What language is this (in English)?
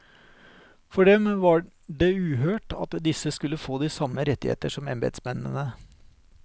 Norwegian